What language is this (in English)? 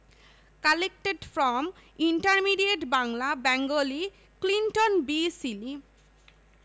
Bangla